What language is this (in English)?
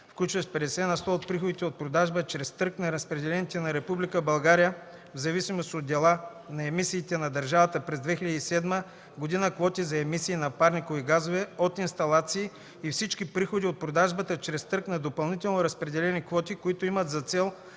Bulgarian